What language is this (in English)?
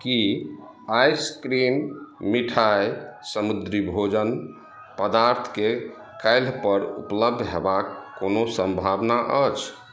Maithili